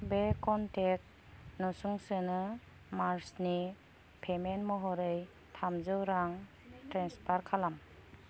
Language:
Bodo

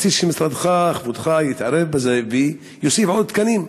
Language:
Hebrew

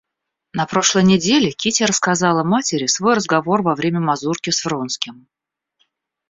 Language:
Russian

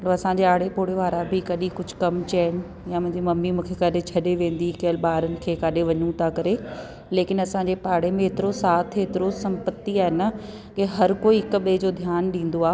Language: Sindhi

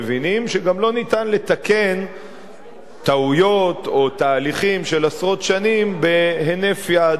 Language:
Hebrew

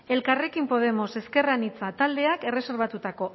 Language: Basque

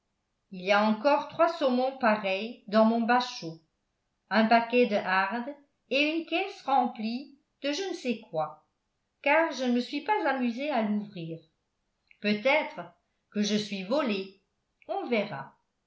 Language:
French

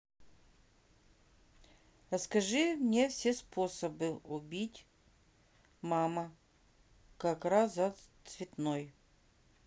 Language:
Russian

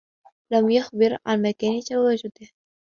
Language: Arabic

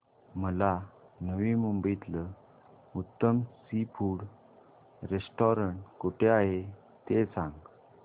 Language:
Marathi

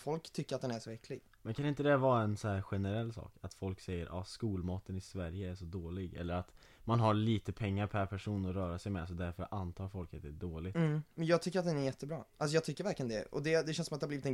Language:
Swedish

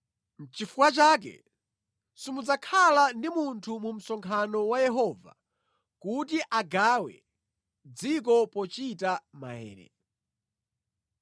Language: Nyanja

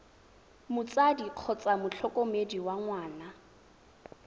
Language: Tswana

